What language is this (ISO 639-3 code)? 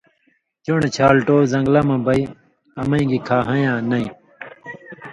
mvy